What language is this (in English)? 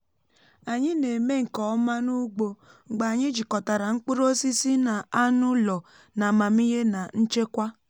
Igbo